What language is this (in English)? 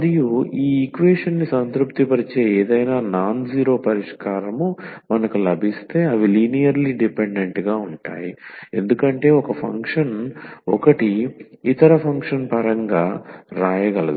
Telugu